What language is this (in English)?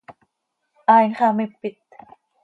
Seri